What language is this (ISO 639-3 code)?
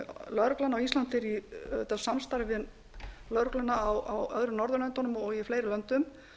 isl